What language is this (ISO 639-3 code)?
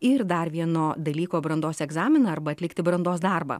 lit